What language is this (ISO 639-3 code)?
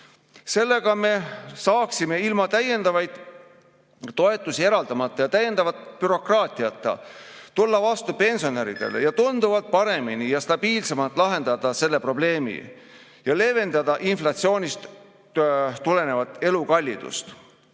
est